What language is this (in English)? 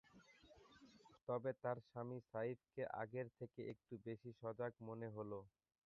Bangla